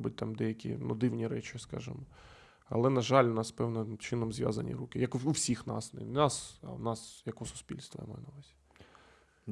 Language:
Ukrainian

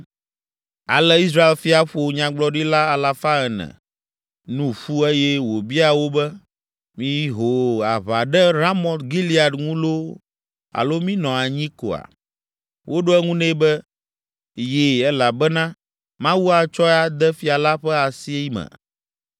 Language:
Ewe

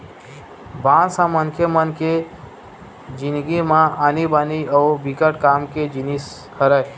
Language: Chhattisgarhi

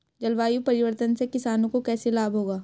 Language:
Hindi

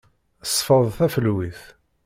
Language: Kabyle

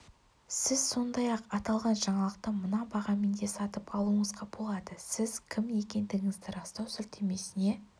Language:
Kazakh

